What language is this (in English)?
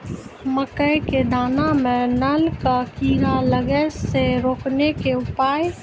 Maithili